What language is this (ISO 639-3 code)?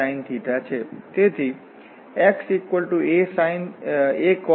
guj